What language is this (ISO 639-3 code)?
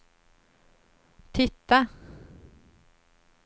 swe